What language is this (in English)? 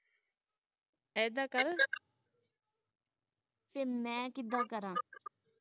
Punjabi